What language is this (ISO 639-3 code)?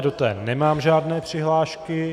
ces